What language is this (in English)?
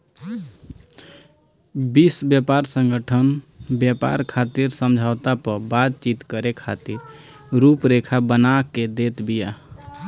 Bhojpuri